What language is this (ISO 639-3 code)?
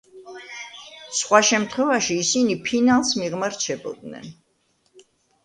kat